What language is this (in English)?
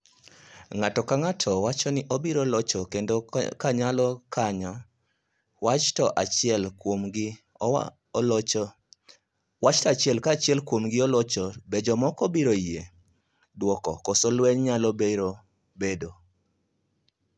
Luo (Kenya and Tanzania)